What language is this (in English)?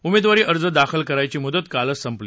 Marathi